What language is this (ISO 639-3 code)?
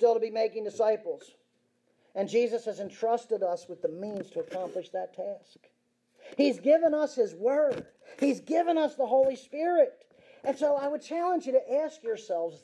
eng